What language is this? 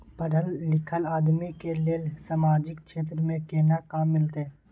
Maithili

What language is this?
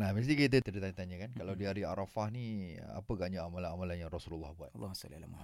Malay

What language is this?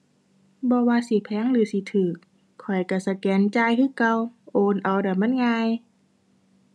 Thai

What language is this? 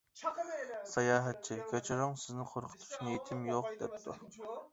Uyghur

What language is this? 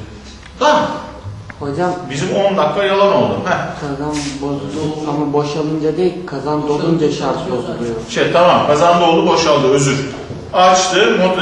Turkish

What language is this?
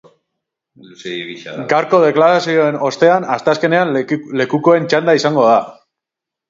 Basque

